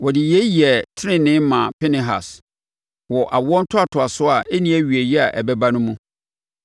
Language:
Akan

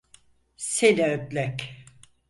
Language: Turkish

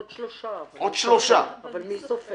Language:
Hebrew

